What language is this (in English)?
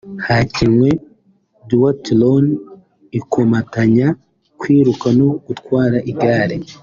Kinyarwanda